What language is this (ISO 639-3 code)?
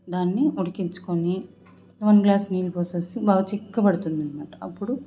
tel